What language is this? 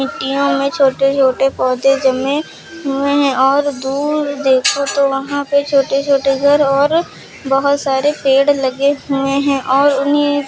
Hindi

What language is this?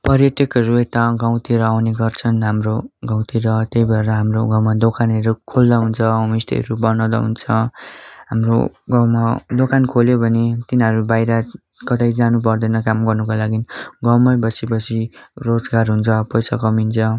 Nepali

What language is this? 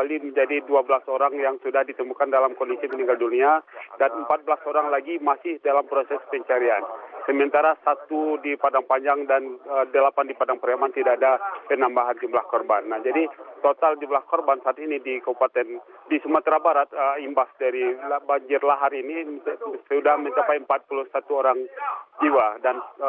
Indonesian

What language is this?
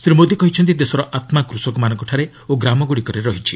Odia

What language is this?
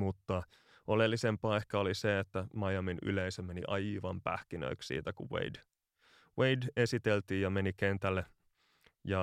Finnish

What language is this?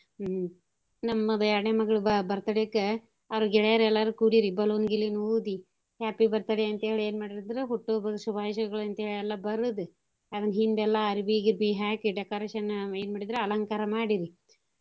Kannada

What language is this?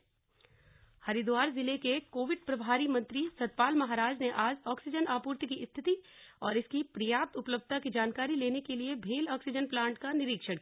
Hindi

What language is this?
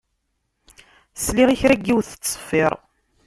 Kabyle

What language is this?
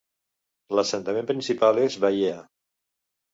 Catalan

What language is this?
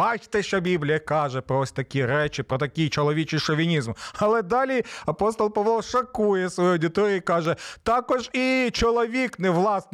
Ukrainian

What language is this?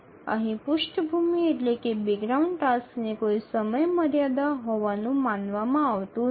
Gujarati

